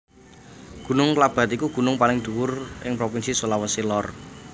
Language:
Javanese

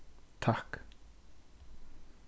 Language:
Faroese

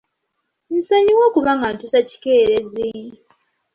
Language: Ganda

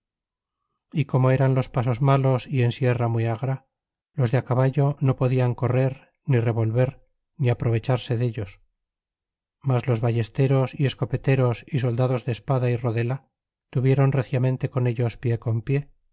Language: Spanish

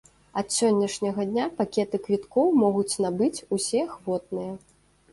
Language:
Belarusian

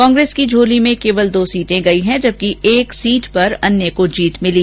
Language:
Hindi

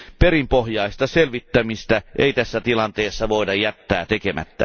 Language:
Finnish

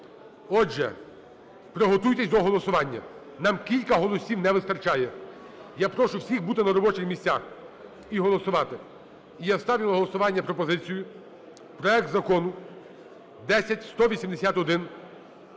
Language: Ukrainian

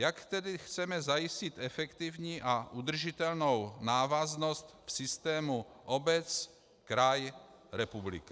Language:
Czech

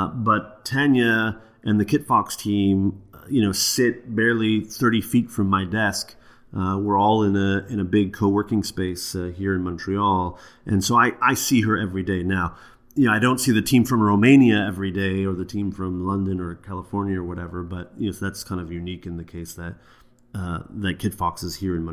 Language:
English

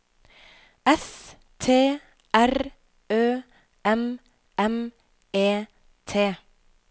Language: Norwegian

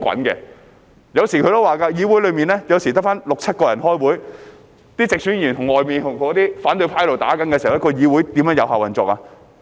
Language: Cantonese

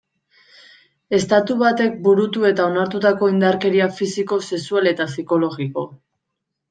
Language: Basque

